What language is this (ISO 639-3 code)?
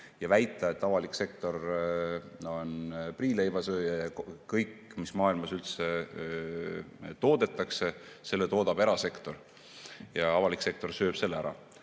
est